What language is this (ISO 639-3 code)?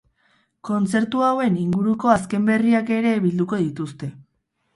eus